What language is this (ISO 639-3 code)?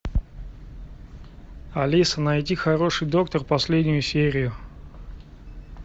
rus